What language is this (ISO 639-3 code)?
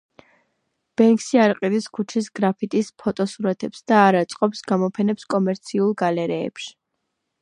kat